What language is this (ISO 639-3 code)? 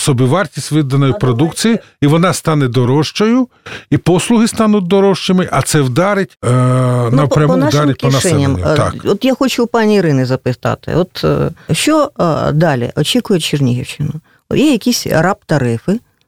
rus